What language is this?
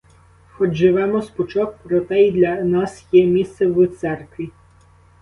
Ukrainian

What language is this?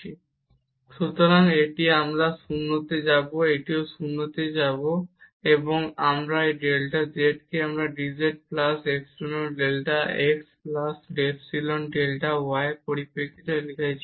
Bangla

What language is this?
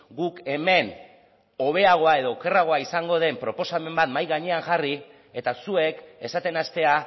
Basque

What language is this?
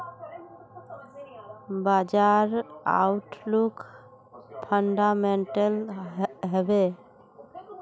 Magahi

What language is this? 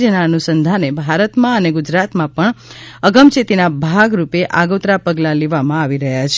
Gujarati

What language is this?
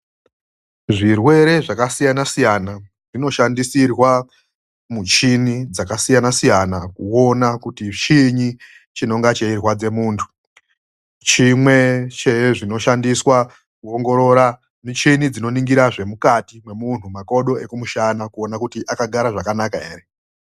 Ndau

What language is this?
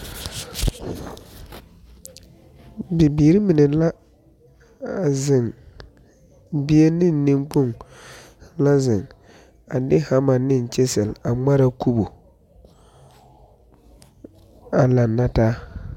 Southern Dagaare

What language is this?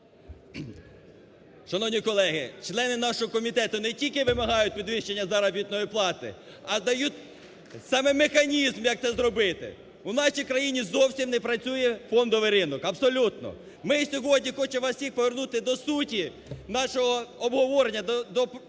Ukrainian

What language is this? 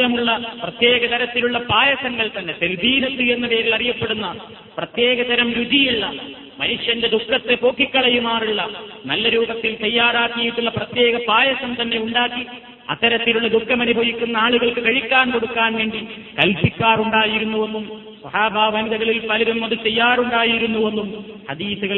Malayalam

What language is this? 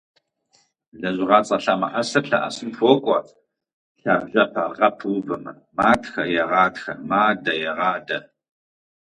Kabardian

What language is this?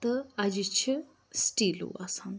Kashmiri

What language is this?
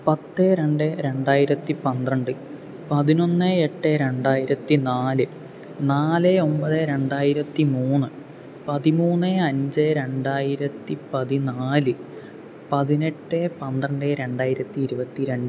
Malayalam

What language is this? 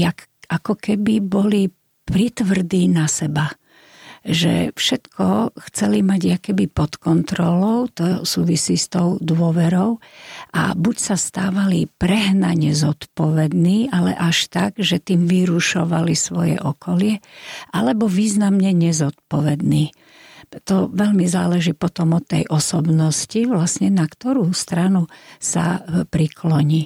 Slovak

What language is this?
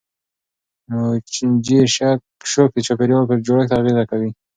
Pashto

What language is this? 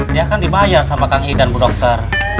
Indonesian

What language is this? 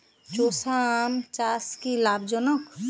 Bangla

